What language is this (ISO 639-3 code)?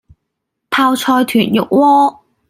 yue